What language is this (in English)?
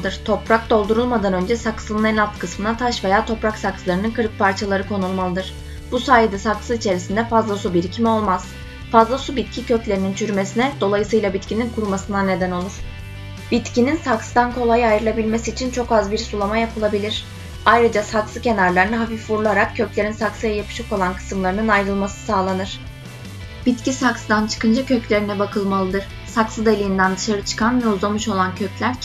Turkish